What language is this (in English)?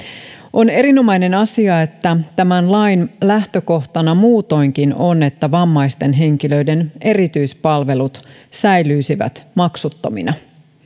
Finnish